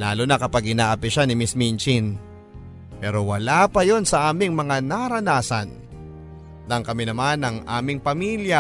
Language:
Filipino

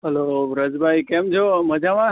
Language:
Gujarati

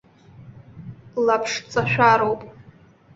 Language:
Abkhazian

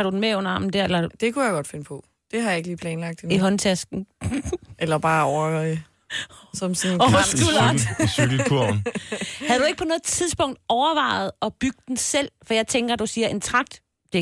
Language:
Danish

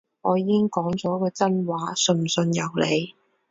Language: Cantonese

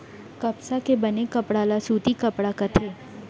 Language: Chhattisgarhi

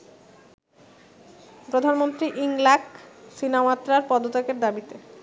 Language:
Bangla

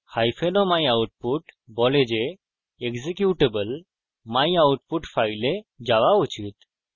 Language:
Bangla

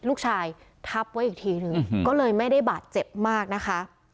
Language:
Thai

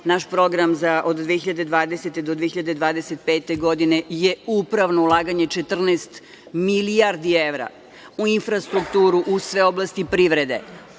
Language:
Serbian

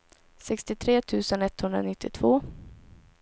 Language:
Swedish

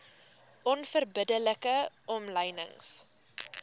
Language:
Afrikaans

